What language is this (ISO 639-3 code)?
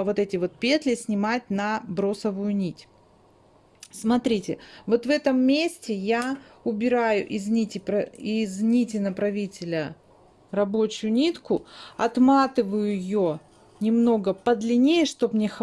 rus